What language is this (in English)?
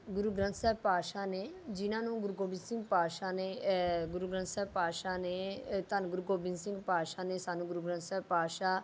Punjabi